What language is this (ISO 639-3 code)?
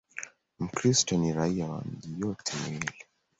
swa